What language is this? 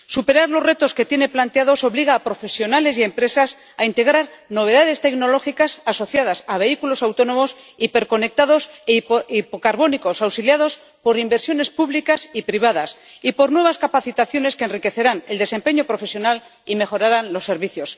Spanish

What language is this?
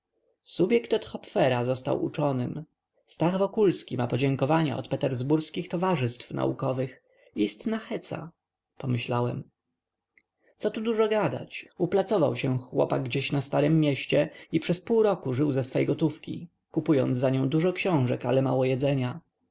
Polish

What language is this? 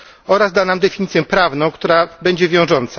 Polish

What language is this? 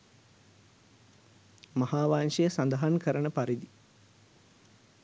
Sinhala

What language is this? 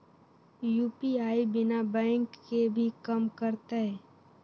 Magahi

